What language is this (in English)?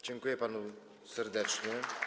Polish